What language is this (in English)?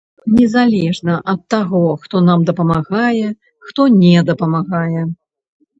Belarusian